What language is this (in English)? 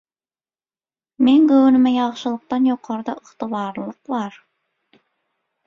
Turkmen